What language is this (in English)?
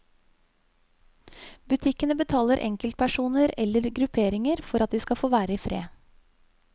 Norwegian